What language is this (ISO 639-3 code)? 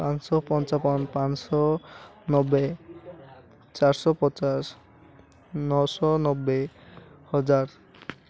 ori